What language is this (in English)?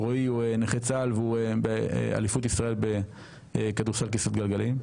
Hebrew